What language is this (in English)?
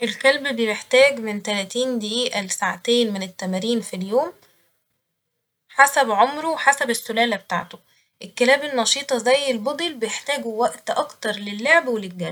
Egyptian Arabic